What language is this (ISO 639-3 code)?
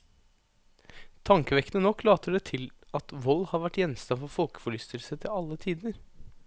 nor